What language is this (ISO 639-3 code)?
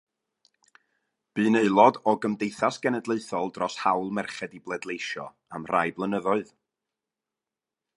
cym